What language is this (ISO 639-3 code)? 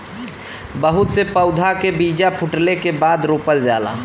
bho